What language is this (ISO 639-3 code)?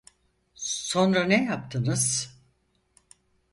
tur